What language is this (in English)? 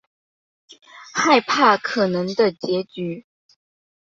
Chinese